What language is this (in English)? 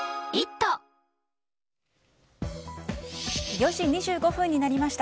Japanese